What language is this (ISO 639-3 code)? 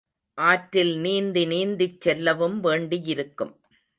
tam